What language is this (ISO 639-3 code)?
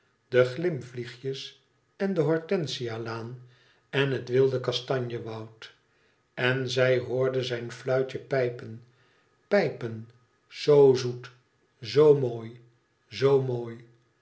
nld